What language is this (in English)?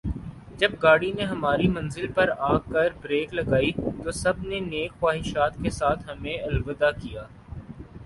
Urdu